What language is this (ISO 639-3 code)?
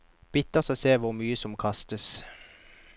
nor